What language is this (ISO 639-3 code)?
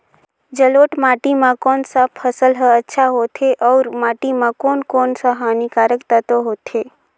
hne